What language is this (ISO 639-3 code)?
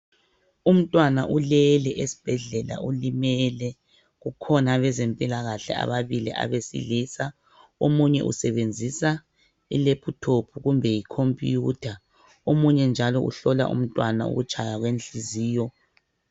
nde